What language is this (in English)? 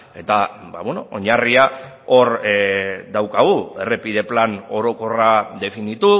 Basque